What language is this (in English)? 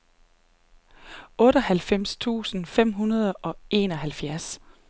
Danish